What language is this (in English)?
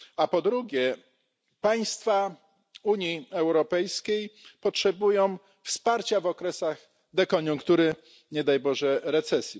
Polish